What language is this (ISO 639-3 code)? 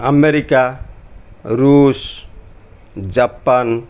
ori